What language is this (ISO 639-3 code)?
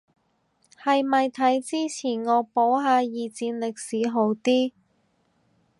yue